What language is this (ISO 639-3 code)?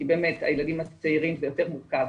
heb